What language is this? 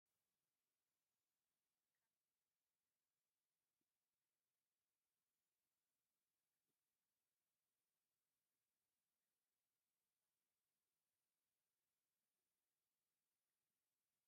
Tigrinya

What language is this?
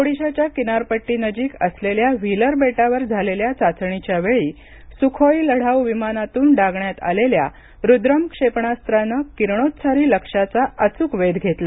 Marathi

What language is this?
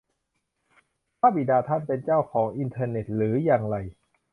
Thai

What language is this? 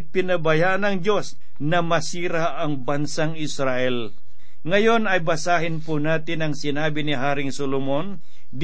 Filipino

